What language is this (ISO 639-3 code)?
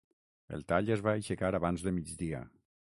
cat